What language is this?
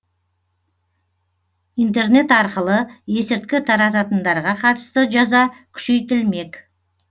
Kazakh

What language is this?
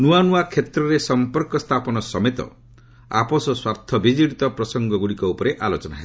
Odia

